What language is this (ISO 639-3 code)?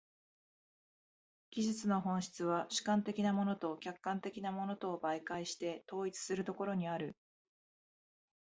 jpn